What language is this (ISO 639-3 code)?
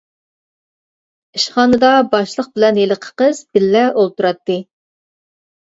uig